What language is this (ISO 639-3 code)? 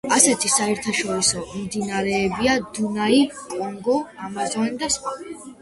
kat